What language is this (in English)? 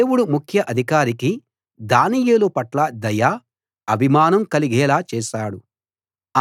Telugu